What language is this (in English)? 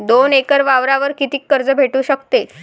Marathi